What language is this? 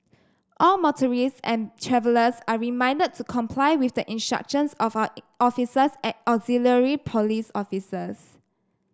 English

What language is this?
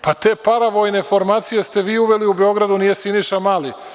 Serbian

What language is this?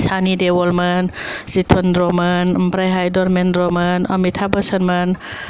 Bodo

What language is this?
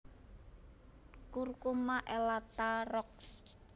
Javanese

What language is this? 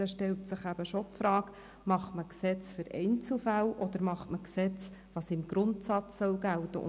Swiss German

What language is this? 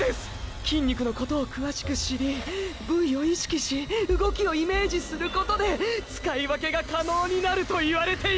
Japanese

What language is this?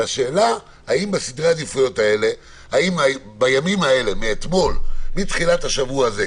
Hebrew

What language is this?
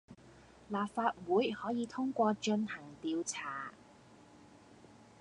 Cantonese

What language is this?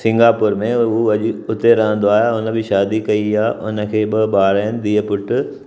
Sindhi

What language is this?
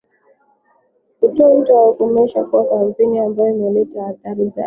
Swahili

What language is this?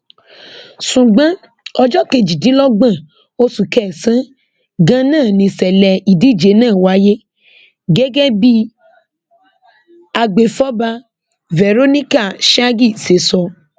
Yoruba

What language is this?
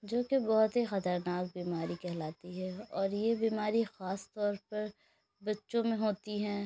Urdu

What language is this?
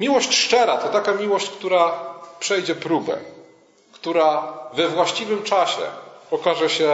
Polish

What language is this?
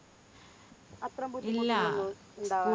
Malayalam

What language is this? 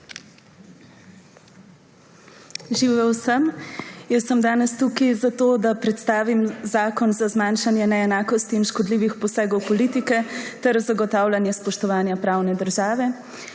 Slovenian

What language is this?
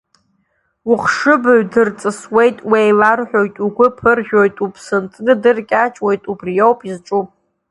Abkhazian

